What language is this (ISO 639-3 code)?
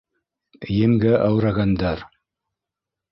bak